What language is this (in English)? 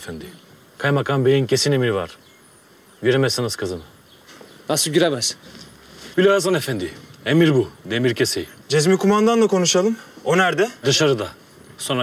Turkish